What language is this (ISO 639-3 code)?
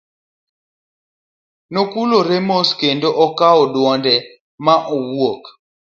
luo